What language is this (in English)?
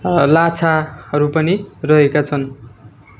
Nepali